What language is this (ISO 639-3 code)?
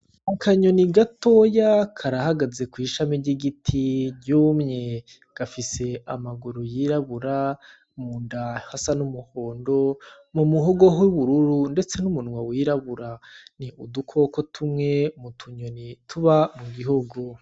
run